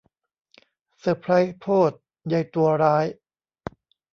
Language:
Thai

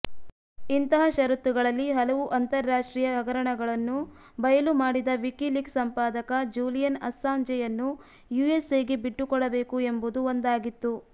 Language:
Kannada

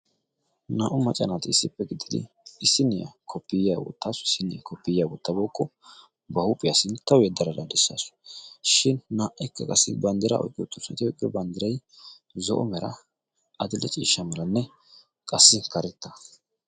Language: Wolaytta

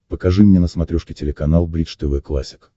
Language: Russian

